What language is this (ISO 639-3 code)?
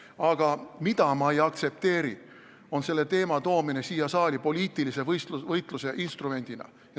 est